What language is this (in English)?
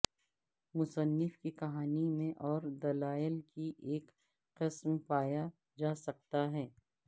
Urdu